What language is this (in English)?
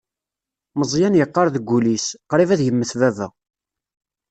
Kabyle